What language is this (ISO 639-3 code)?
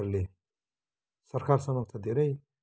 nep